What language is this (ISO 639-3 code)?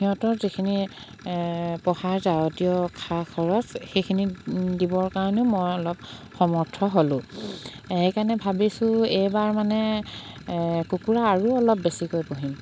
asm